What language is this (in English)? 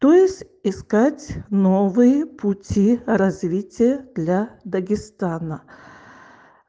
Russian